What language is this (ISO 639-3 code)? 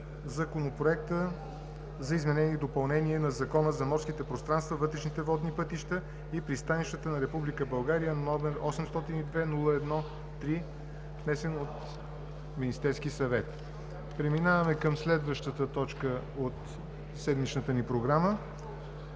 bul